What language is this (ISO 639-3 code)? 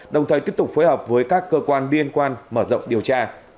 vie